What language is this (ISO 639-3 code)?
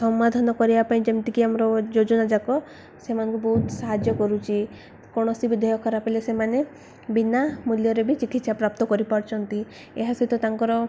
ori